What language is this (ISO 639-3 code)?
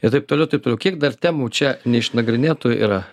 lit